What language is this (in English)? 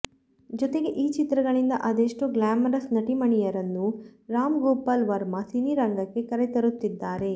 Kannada